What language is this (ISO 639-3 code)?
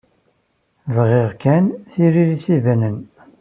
kab